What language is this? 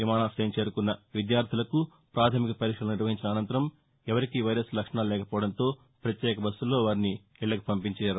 Telugu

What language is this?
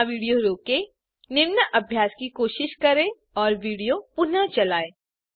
Hindi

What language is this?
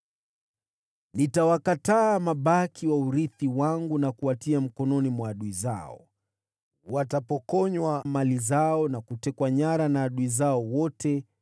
Swahili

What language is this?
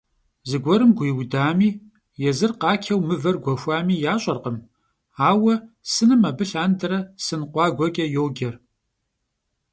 Kabardian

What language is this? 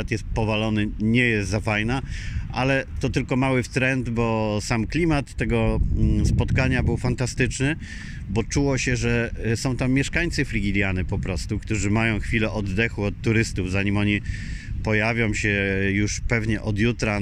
Polish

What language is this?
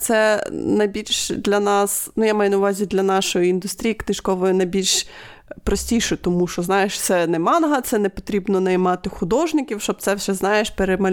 Ukrainian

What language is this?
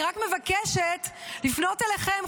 Hebrew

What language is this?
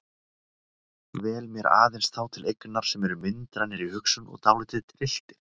Icelandic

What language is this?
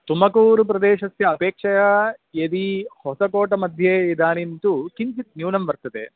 Sanskrit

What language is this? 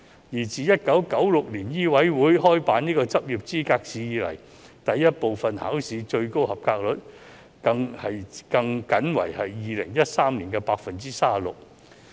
Cantonese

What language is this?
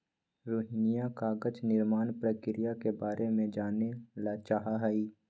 Magahi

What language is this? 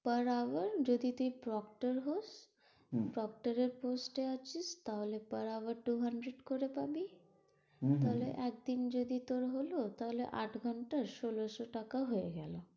Bangla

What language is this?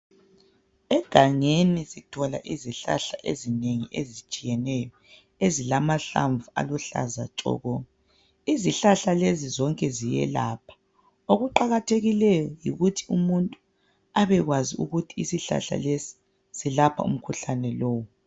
North Ndebele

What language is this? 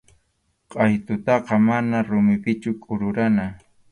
Arequipa-La Unión Quechua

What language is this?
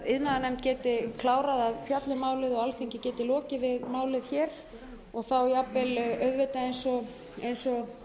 Icelandic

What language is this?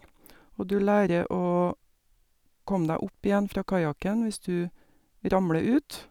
Norwegian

